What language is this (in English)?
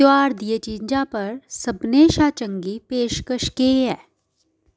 Dogri